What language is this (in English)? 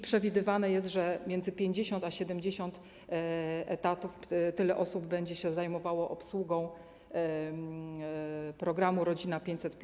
Polish